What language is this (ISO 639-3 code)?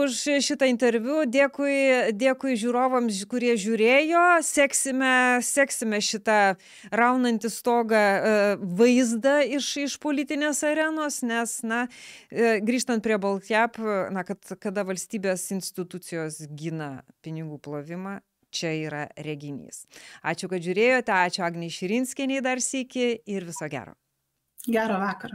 lit